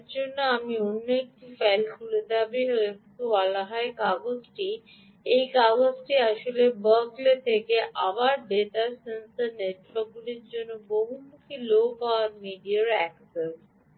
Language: Bangla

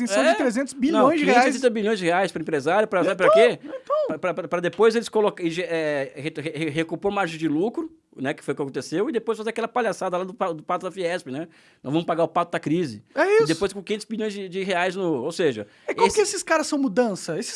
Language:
Portuguese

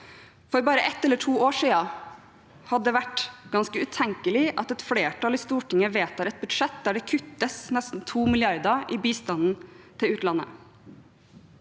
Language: Norwegian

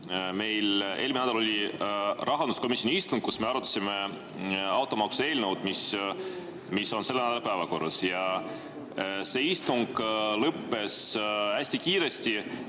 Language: Estonian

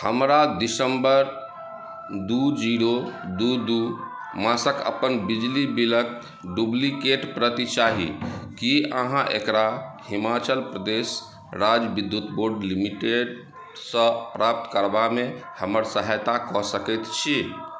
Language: Maithili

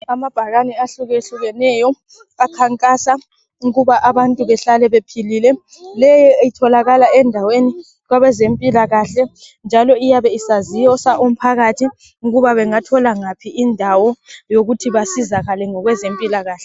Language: North Ndebele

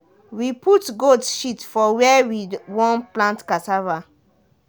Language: Nigerian Pidgin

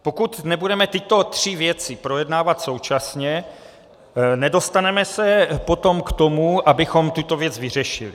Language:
Czech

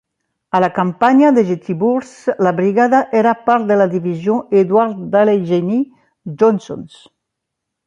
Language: Catalan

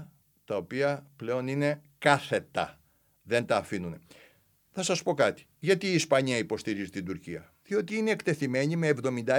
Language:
Greek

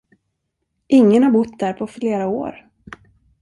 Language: Swedish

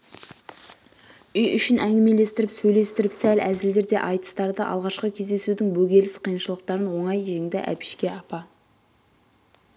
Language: Kazakh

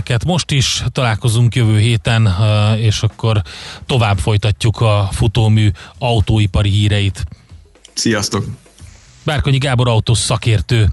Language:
Hungarian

